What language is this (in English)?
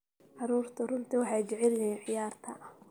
Somali